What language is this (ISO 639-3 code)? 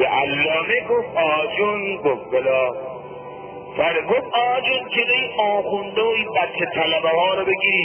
fas